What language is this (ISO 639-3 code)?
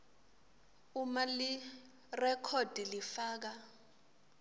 ssw